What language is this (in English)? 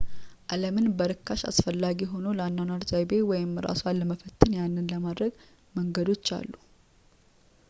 Amharic